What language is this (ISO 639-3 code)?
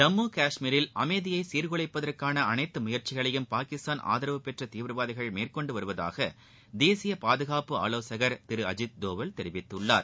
tam